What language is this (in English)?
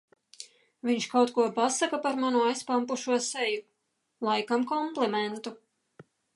Latvian